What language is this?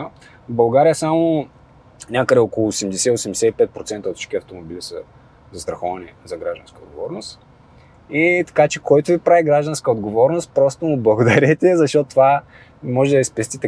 Bulgarian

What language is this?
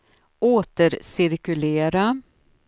Swedish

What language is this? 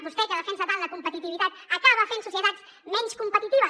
Catalan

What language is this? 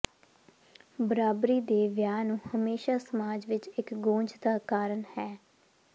Punjabi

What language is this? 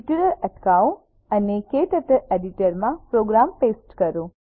Gujarati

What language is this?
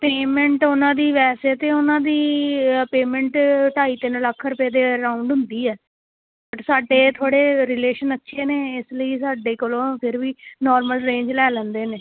Punjabi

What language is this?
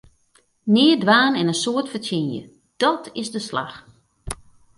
Western Frisian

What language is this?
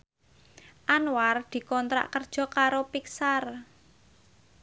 Javanese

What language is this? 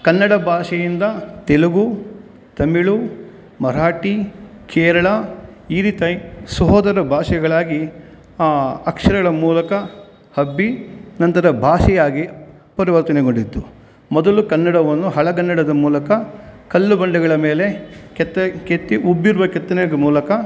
Kannada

